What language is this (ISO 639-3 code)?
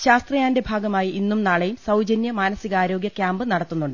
mal